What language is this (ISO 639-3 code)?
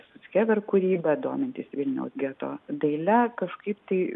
lit